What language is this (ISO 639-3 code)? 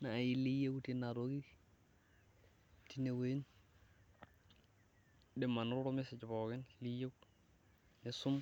mas